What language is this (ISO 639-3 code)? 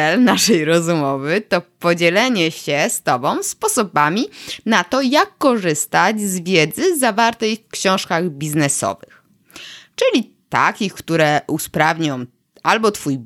pol